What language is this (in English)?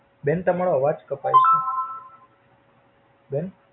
Gujarati